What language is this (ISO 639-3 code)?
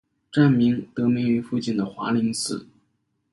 zho